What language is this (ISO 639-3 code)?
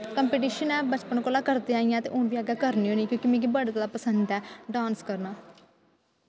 doi